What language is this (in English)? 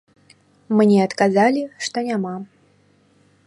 Belarusian